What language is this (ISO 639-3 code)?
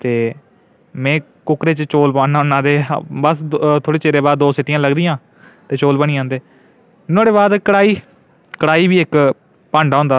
doi